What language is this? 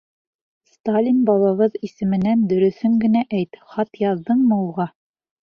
Bashkir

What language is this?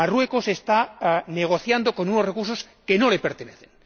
Spanish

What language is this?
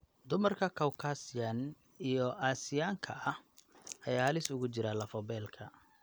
Somali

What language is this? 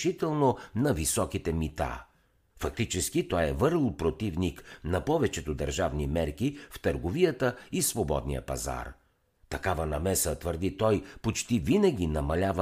Bulgarian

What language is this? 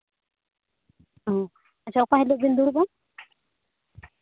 Santali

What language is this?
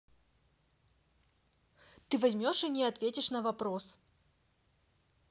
Russian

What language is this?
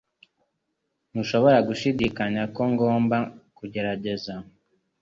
Kinyarwanda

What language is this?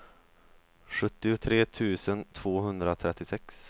Swedish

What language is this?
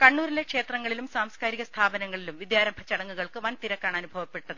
Malayalam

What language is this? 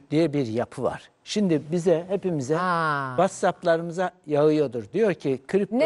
Turkish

